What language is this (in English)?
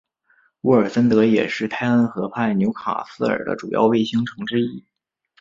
Chinese